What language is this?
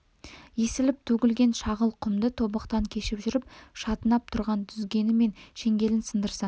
Kazakh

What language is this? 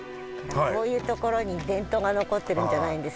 Japanese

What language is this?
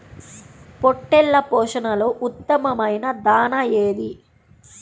Telugu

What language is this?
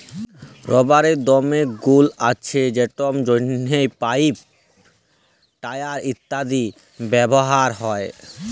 Bangla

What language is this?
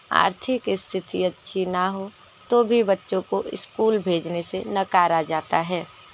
Hindi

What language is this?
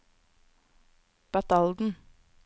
Norwegian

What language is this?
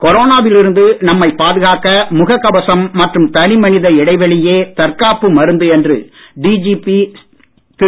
Tamil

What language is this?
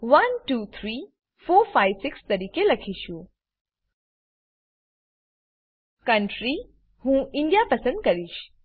Gujarati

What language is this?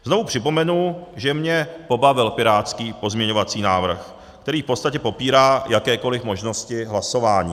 Czech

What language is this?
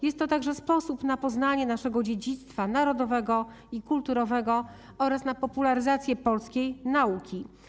Polish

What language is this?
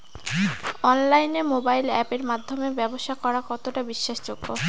Bangla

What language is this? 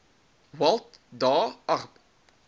Afrikaans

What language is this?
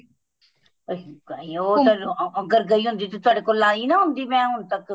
Punjabi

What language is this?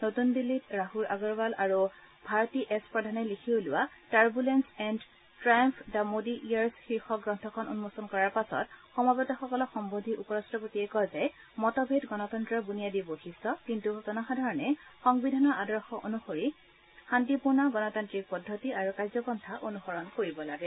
Assamese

